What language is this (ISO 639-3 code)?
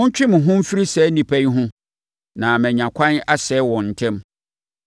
aka